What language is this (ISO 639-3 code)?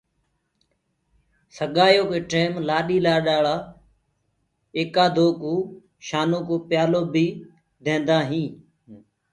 ggg